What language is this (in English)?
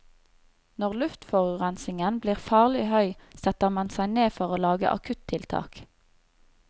Norwegian